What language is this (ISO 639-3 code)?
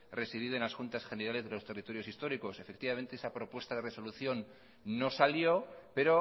spa